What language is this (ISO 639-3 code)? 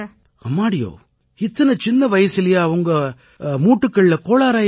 tam